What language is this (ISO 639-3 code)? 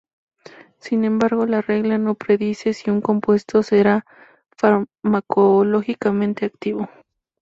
spa